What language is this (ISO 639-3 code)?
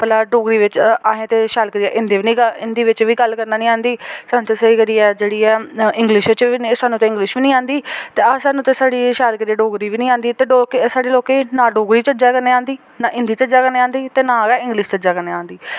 doi